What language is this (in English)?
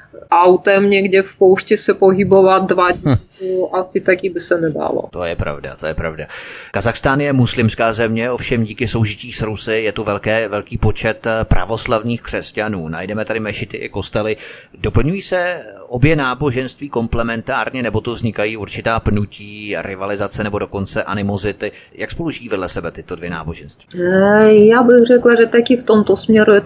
Czech